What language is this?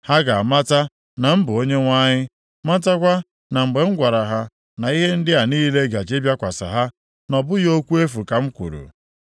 Igbo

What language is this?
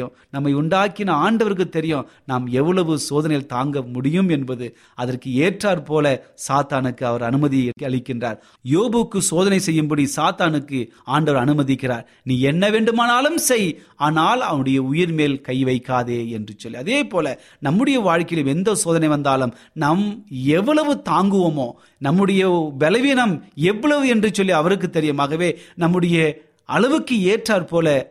Tamil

